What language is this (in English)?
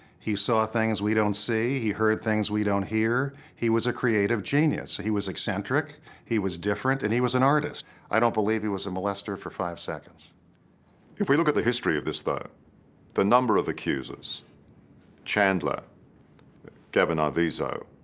English